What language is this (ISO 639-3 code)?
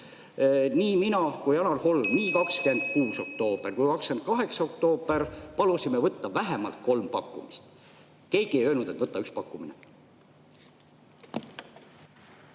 est